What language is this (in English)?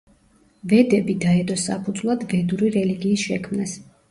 Georgian